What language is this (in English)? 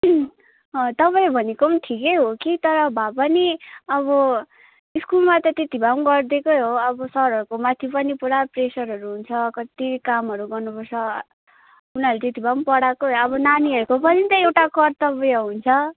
Nepali